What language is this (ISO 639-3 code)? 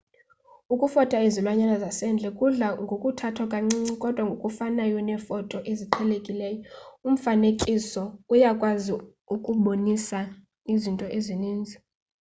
xho